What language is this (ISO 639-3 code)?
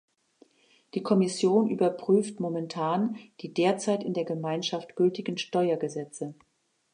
deu